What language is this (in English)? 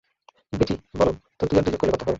Bangla